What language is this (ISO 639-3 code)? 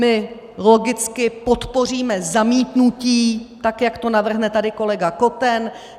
ces